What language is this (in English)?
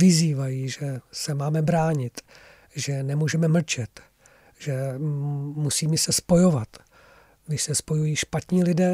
Czech